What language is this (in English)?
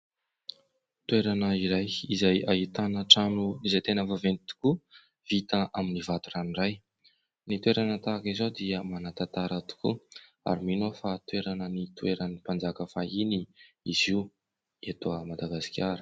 Malagasy